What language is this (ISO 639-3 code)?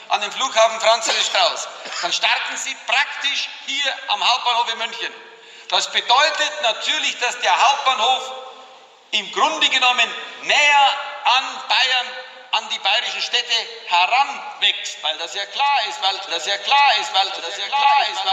deu